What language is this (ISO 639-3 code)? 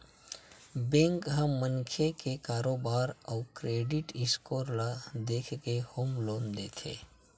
hne